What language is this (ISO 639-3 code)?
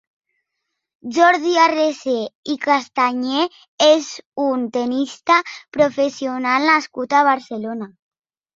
cat